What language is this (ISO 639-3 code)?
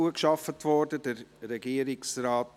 gsw